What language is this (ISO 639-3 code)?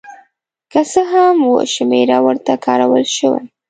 pus